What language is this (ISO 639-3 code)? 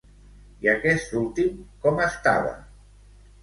cat